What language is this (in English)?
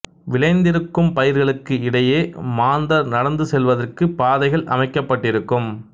Tamil